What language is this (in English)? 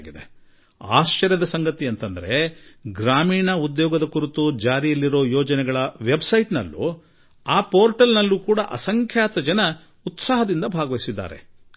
Kannada